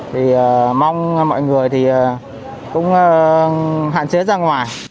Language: Vietnamese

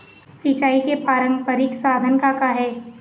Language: Chhattisgarhi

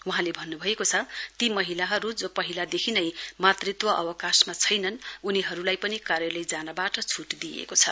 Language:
Nepali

